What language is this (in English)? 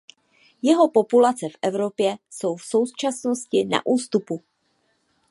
Czech